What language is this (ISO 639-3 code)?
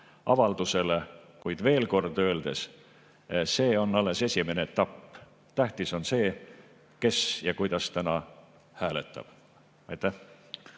est